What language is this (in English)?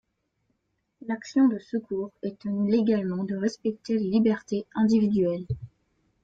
French